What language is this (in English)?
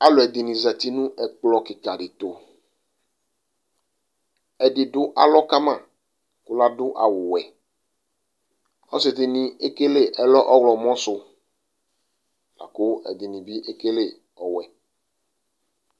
Ikposo